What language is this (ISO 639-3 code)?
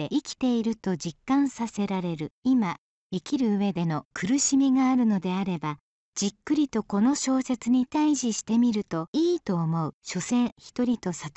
jpn